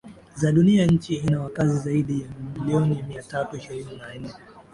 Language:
Swahili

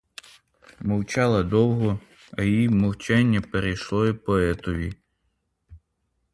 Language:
Ukrainian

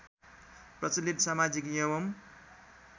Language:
Nepali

